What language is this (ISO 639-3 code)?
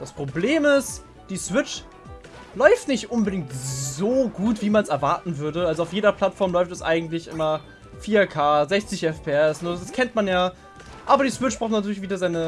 deu